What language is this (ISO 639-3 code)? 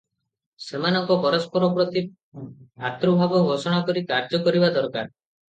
ori